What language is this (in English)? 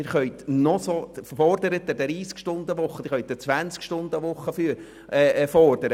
Swiss German